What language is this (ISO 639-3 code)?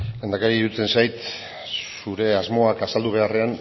eus